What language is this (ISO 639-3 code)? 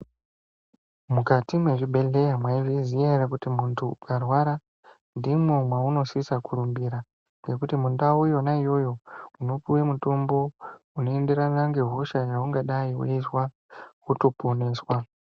ndc